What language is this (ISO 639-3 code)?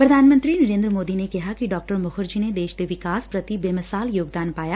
pan